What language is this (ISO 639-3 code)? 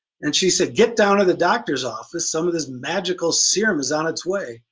eng